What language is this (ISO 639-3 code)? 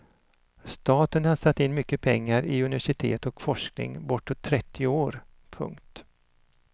swe